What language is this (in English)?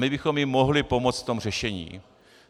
Czech